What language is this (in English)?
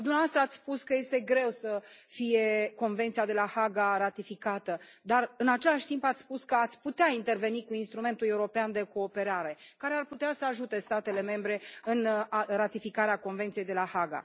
Romanian